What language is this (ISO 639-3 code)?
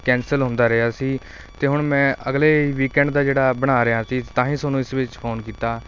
pan